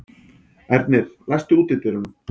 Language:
Icelandic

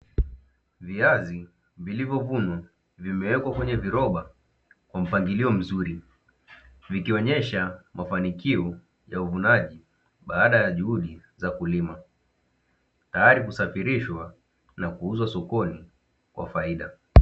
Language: Swahili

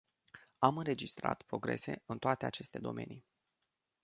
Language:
Romanian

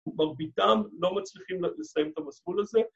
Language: Hebrew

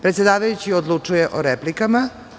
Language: Serbian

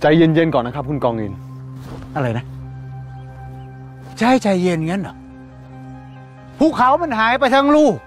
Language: Thai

